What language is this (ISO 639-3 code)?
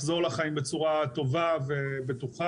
heb